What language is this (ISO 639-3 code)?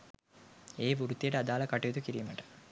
sin